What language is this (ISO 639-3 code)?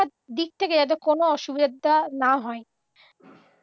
ben